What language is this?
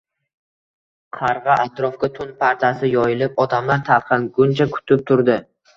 Uzbek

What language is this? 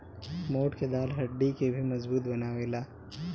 Bhojpuri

